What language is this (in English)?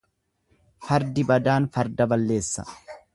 Oromo